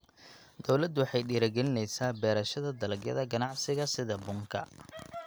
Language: Somali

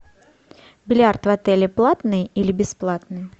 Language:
Russian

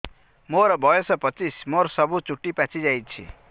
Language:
Odia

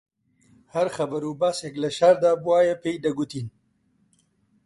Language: Central Kurdish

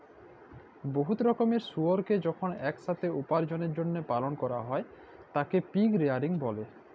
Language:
Bangla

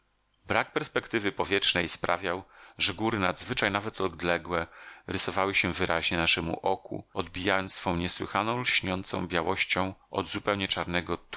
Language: Polish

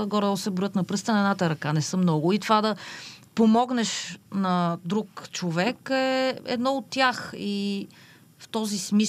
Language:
Bulgarian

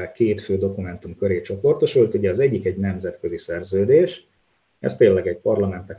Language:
Hungarian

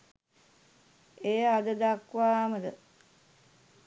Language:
Sinhala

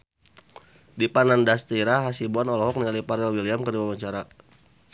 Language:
Sundanese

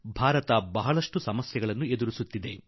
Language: Kannada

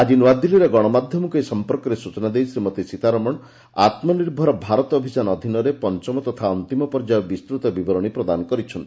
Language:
Odia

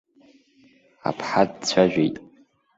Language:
Abkhazian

